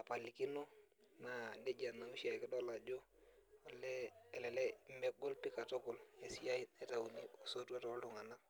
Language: Masai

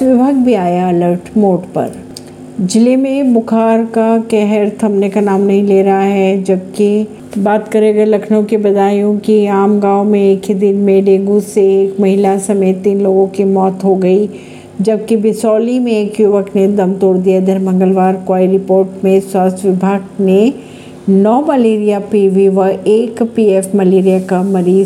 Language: Hindi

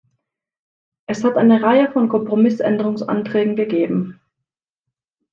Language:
German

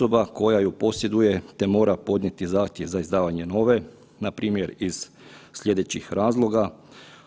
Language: Croatian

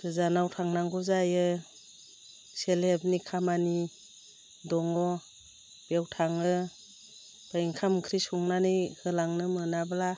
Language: Bodo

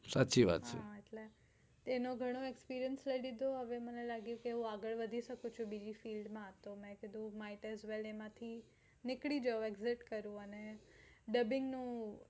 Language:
Gujarati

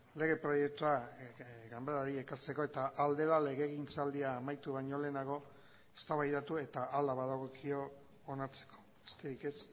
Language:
Basque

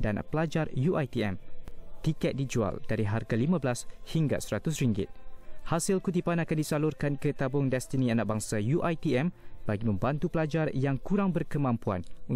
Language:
Malay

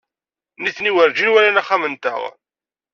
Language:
Kabyle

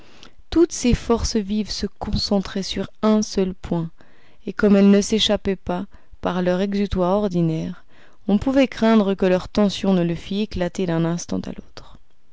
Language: French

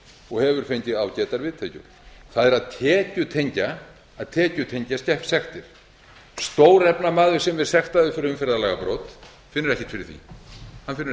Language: Icelandic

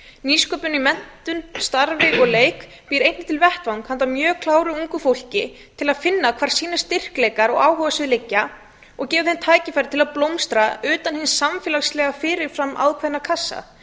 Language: Icelandic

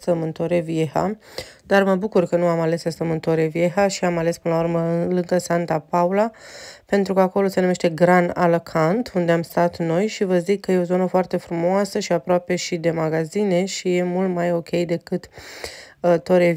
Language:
Romanian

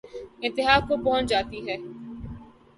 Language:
Urdu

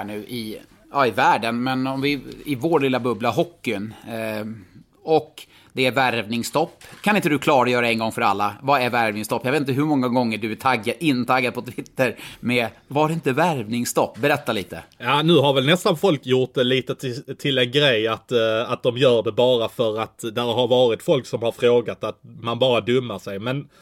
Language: Swedish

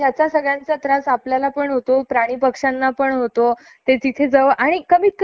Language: Marathi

